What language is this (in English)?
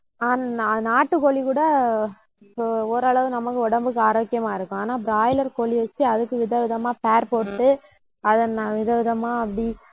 Tamil